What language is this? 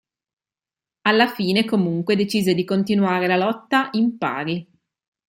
Italian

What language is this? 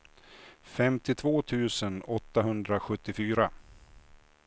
Swedish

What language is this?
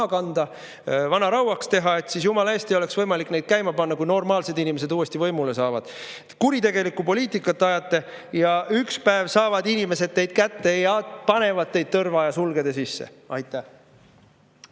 Estonian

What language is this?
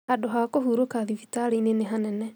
Kikuyu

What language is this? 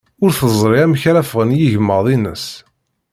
Kabyle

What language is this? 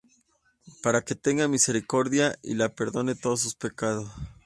Spanish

